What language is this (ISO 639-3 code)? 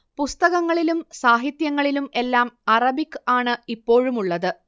mal